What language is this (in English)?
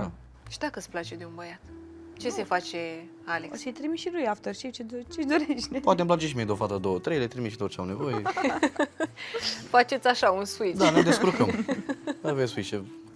Romanian